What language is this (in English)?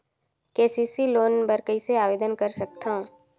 Chhattisgarhi